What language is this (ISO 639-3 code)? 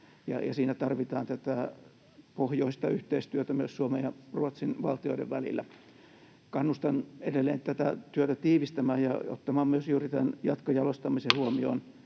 fin